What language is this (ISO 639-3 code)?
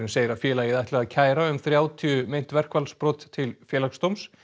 isl